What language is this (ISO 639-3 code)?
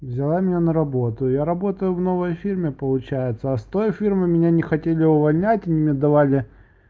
rus